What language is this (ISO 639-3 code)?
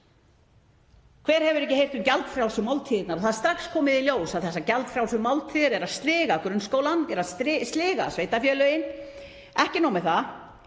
isl